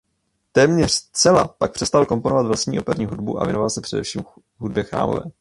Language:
Czech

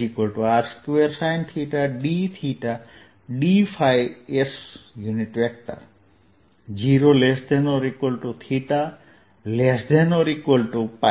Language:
Gujarati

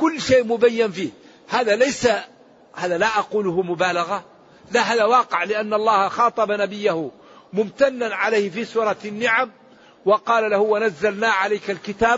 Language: Arabic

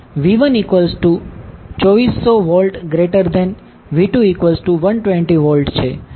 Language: Gujarati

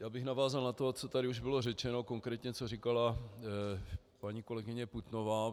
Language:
Czech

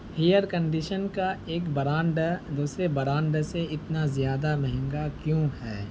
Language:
Urdu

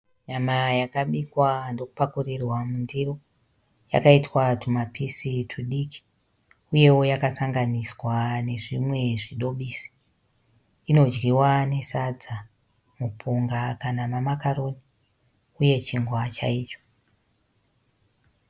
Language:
Shona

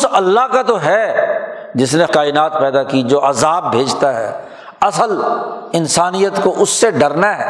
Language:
Urdu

